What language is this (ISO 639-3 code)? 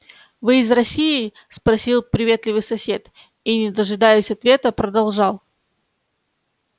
rus